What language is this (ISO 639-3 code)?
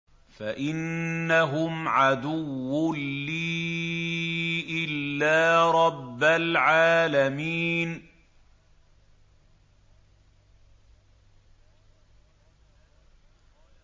ara